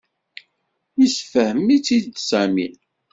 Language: Kabyle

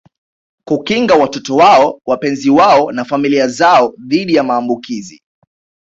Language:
Swahili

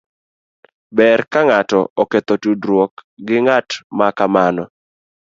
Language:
Luo (Kenya and Tanzania)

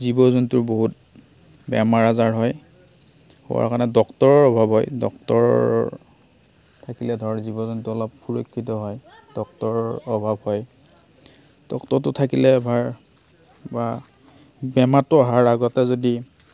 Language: Assamese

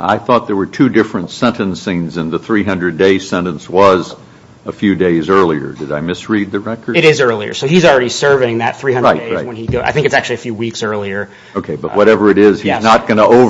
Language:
English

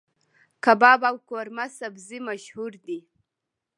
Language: Pashto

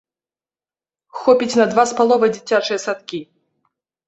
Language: Belarusian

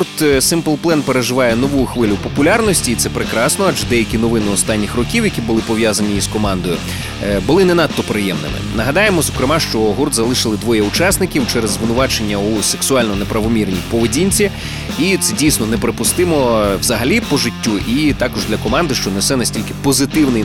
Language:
Ukrainian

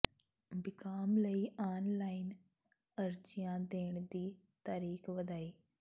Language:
Punjabi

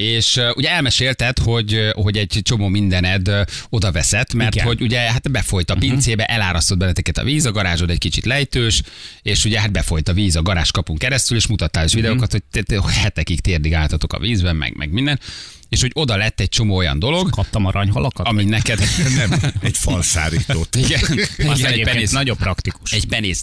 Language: Hungarian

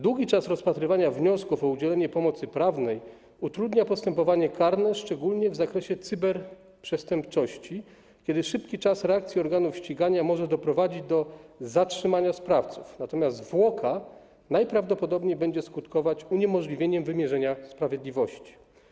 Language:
Polish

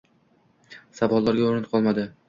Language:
Uzbek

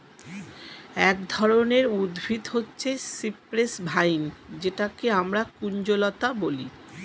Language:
Bangla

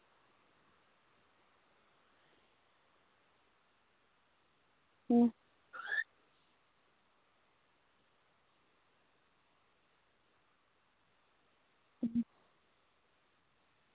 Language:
Dogri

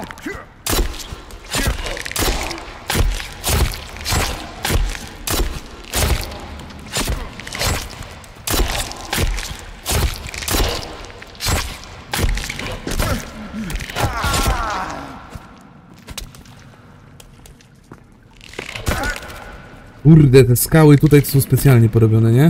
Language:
Polish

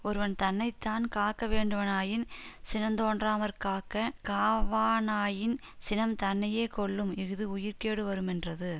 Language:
Tamil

